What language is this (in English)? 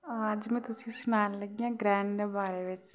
Dogri